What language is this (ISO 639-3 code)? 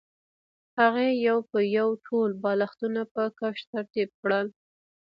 pus